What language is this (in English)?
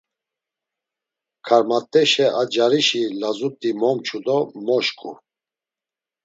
Laz